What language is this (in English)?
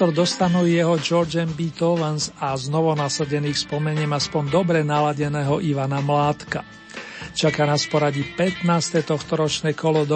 Slovak